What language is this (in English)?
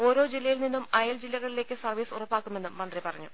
Malayalam